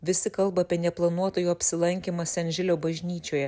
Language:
Lithuanian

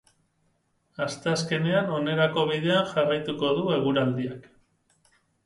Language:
Basque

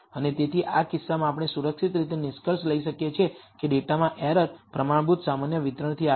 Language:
Gujarati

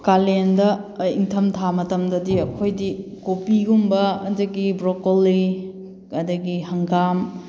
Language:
Manipuri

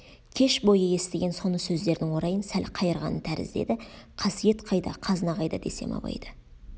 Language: Kazakh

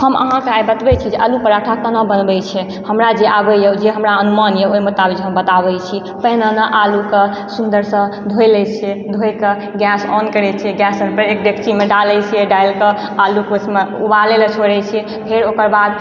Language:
Maithili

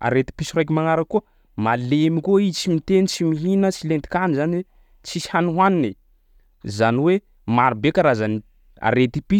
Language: Sakalava Malagasy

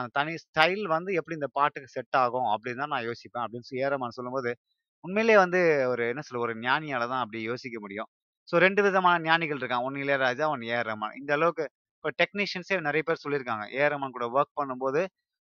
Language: Tamil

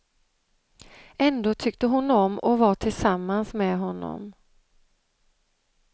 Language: Swedish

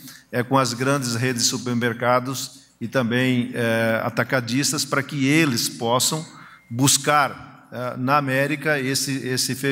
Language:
Portuguese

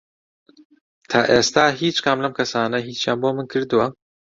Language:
Central Kurdish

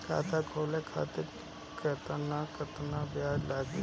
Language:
Bhojpuri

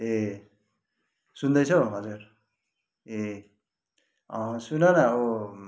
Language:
Nepali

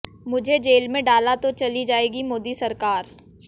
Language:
Hindi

